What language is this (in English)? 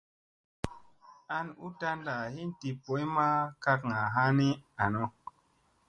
Musey